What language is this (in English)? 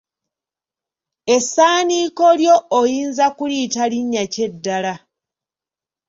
Ganda